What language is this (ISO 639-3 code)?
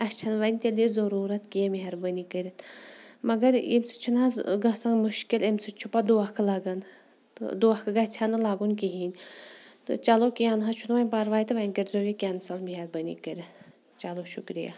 kas